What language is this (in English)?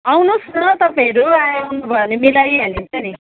Nepali